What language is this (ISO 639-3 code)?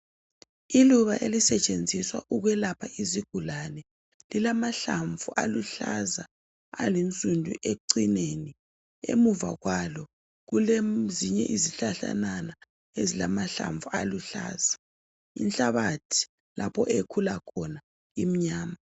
nde